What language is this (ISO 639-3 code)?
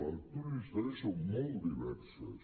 cat